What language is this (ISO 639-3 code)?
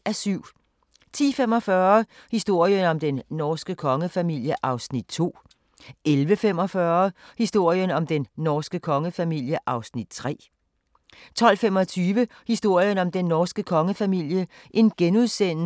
dan